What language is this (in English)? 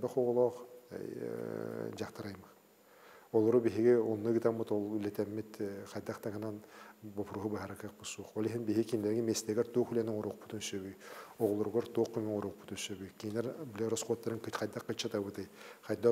Arabic